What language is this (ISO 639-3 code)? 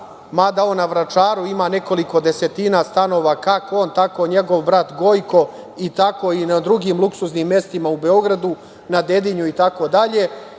srp